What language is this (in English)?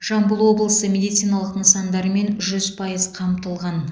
Kazakh